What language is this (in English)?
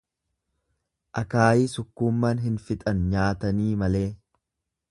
Oromo